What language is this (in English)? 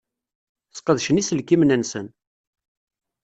Kabyle